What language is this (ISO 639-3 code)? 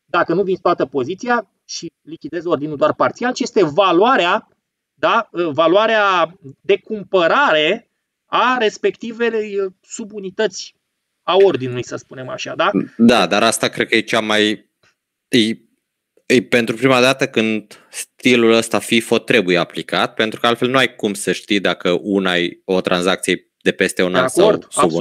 ron